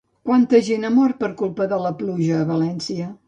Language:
Catalan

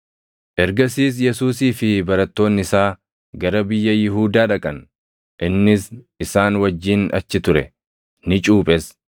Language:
Oromo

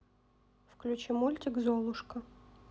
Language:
Russian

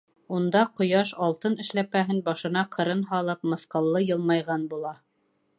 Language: Bashkir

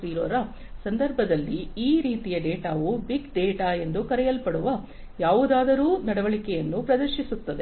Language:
Kannada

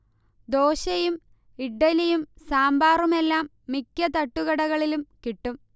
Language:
Malayalam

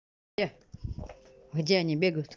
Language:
Russian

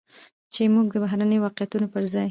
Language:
Pashto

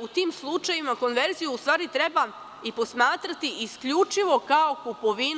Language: Serbian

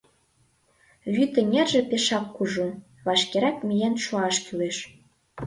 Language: Mari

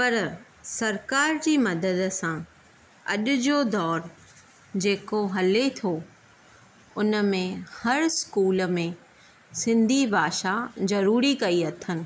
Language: Sindhi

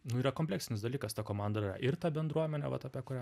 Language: Lithuanian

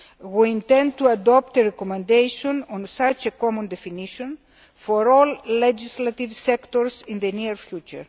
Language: English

